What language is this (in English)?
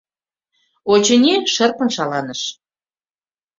Mari